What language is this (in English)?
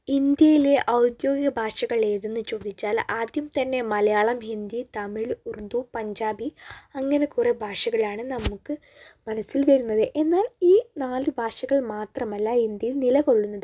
Malayalam